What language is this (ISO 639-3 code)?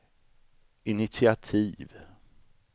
swe